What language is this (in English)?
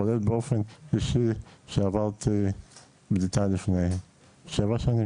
Hebrew